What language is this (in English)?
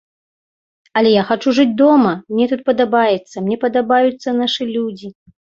Belarusian